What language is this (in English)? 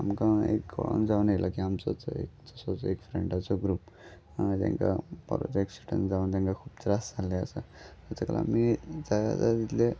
Konkani